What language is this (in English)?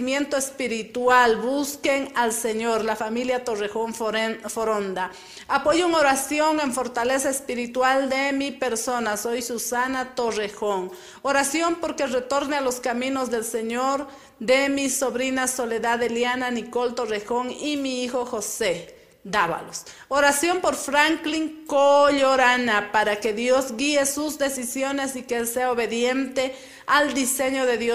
Spanish